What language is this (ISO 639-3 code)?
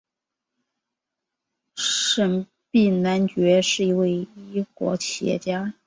zho